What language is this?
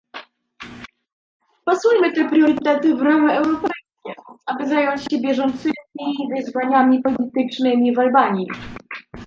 Polish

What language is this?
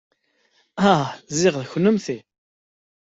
Kabyle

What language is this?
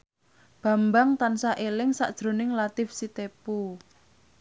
Javanese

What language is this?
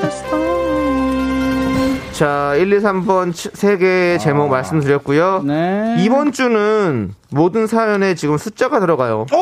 Korean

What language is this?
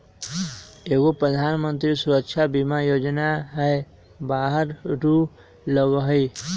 Magahi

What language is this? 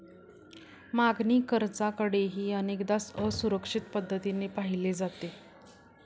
Marathi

